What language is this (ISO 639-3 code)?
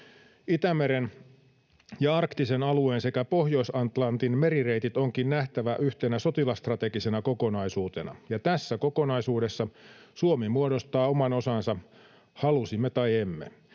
fin